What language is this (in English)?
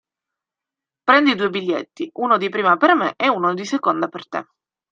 Italian